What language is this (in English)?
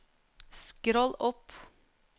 Norwegian